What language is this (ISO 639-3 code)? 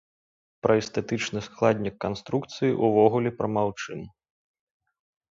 bel